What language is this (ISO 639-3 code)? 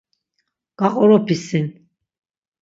lzz